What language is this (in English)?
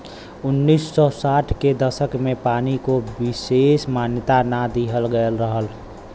Bhojpuri